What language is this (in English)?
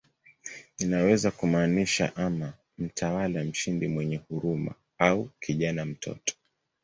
Swahili